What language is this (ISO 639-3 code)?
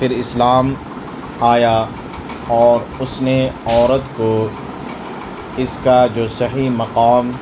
urd